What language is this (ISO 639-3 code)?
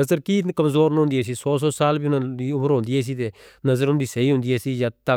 hno